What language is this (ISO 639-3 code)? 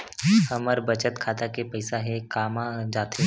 hne